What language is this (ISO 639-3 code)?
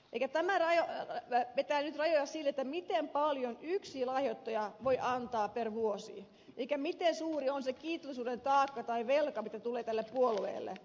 fin